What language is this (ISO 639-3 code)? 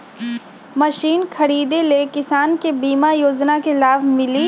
mag